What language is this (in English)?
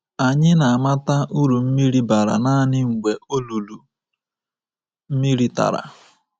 Igbo